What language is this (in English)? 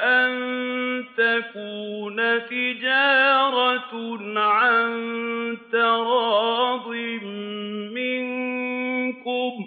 Arabic